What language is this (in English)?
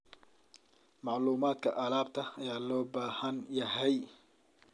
Somali